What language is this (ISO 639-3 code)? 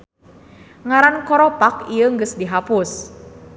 sun